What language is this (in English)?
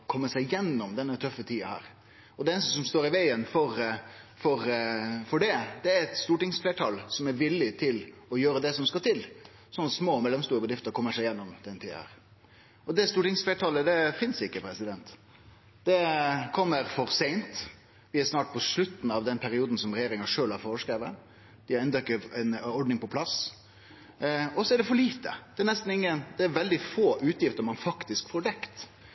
Norwegian Nynorsk